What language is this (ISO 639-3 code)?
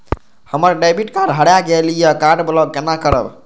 mai